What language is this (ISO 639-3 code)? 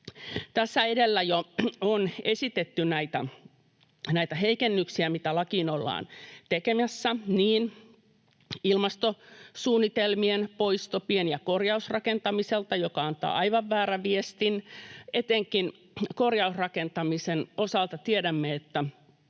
fin